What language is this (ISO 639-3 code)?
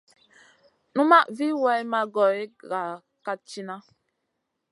mcn